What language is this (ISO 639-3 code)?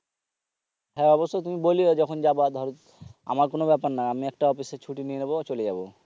ben